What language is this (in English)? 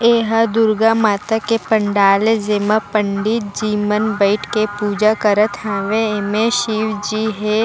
Chhattisgarhi